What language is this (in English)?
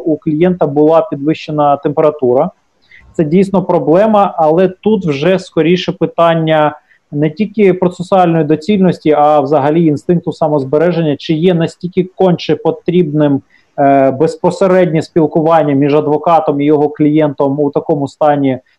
Ukrainian